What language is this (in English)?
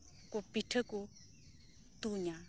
Santali